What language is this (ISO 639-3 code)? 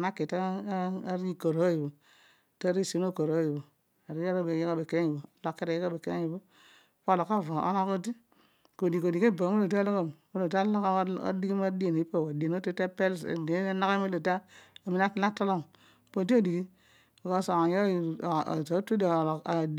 odu